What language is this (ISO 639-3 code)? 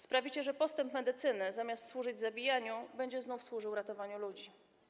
pol